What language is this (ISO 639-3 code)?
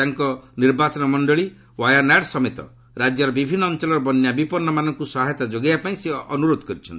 ori